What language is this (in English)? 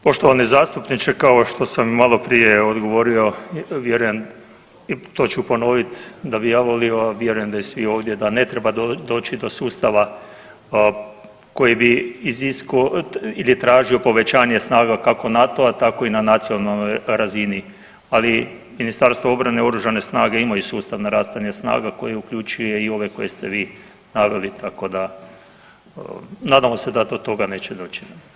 Croatian